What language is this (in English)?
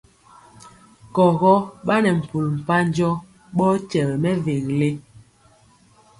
Mpiemo